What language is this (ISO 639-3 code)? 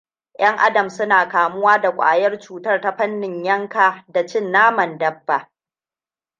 hau